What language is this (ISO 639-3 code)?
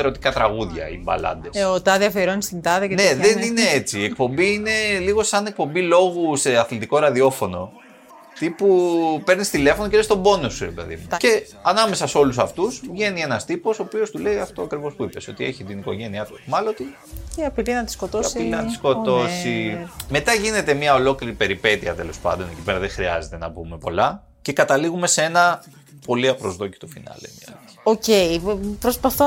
ell